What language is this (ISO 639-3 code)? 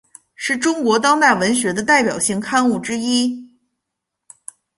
zho